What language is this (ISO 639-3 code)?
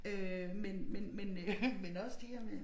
dan